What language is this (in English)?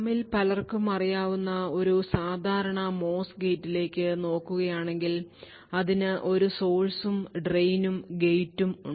Malayalam